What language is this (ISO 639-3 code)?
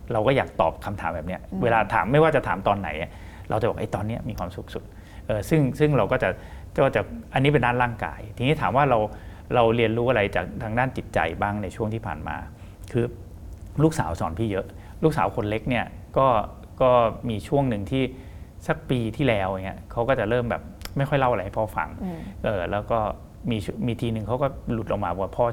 tha